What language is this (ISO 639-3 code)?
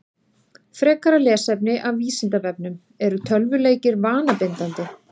isl